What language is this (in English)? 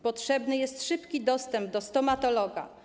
Polish